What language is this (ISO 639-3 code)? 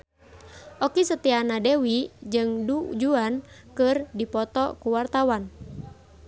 sun